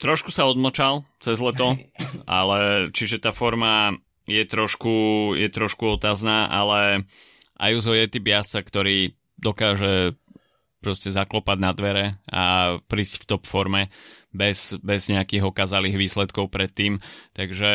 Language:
Slovak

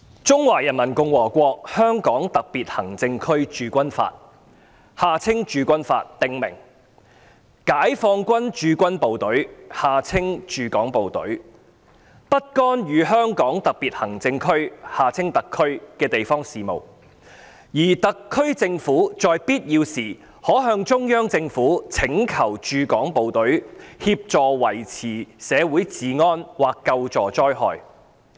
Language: Cantonese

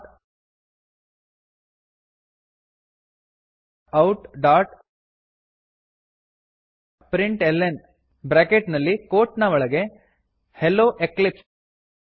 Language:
Kannada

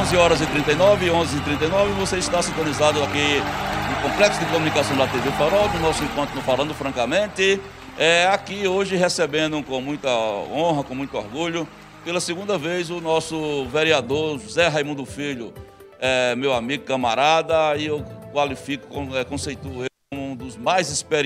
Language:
Portuguese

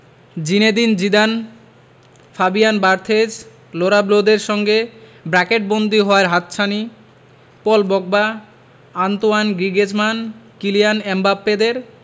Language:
Bangla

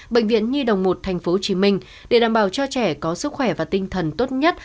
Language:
Vietnamese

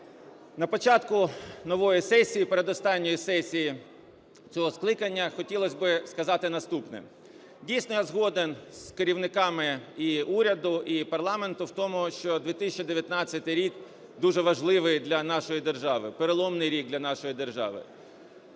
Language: Ukrainian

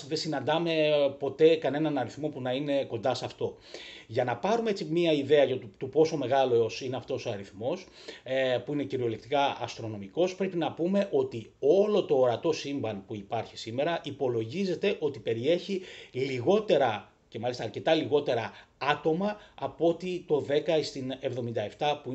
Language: Greek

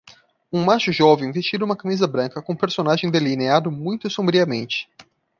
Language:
Portuguese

